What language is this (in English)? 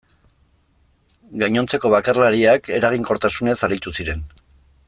Basque